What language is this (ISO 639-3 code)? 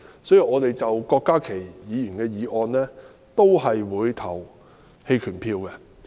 yue